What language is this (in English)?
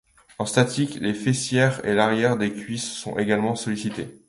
French